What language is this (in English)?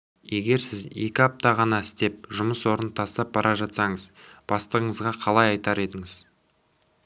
Kazakh